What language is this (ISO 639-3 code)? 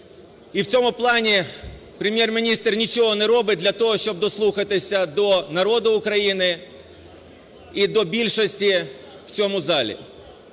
ukr